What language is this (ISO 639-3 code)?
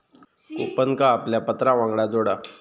mar